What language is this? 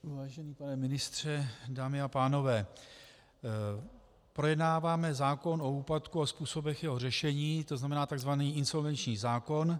Czech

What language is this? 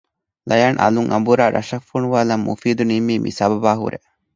Divehi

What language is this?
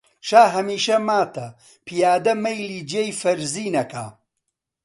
Central Kurdish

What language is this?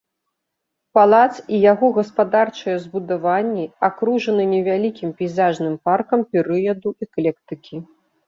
Belarusian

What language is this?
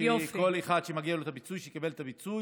Hebrew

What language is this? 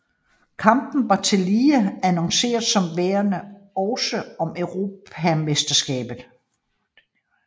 Danish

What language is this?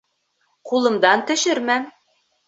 Bashkir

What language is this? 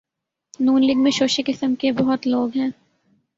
Urdu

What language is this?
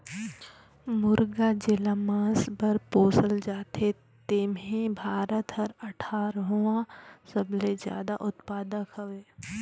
Chhattisgarhi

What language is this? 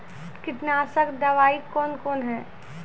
Maithili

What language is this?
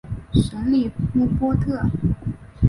Chinese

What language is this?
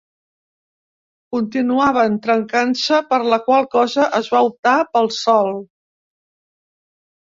Catalan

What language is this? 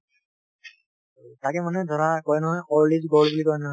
Assamese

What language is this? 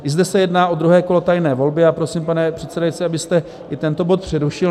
Czech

